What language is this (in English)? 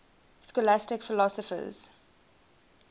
English